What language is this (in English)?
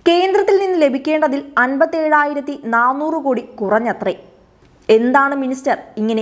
Malayalam